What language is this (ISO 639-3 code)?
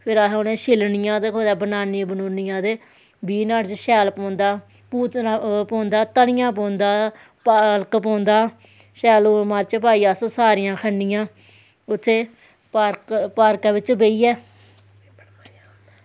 doi